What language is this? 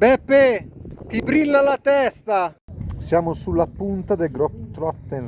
Italian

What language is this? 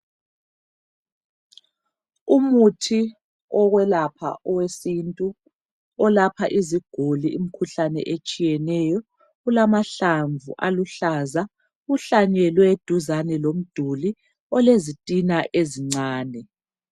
North Ndebele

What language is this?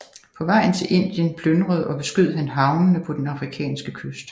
Danish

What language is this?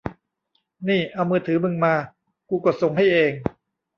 Thai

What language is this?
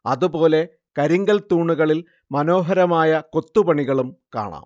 Malayalam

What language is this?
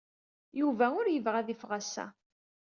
Kabyle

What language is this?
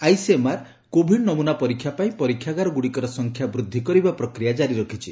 Odia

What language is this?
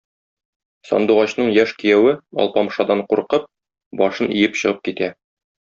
Tatar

